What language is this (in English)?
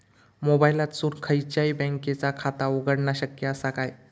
Marathi